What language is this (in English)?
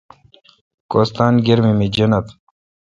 Kalkoti